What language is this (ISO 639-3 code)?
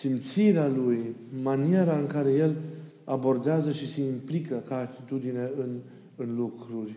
ron